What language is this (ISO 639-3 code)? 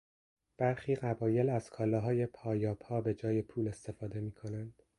fas